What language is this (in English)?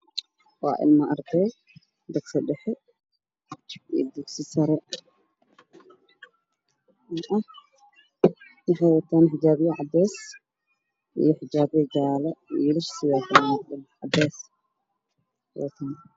Somali